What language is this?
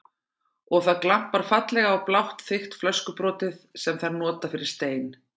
Icelandic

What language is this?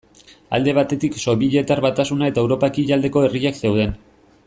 Basque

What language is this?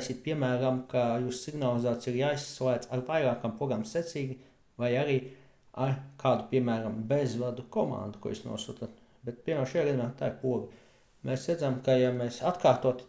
Latvian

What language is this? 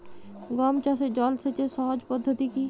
Bangla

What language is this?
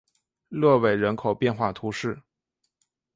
Chinese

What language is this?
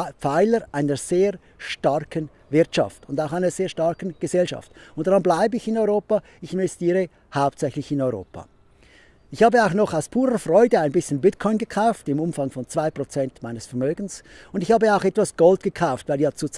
German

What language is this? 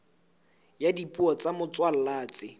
Southern Sotho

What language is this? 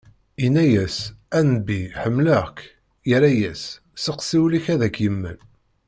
Kabyle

